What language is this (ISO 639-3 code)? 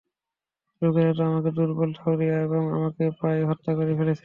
ben